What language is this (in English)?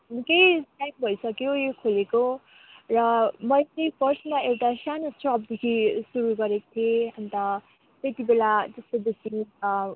Nepali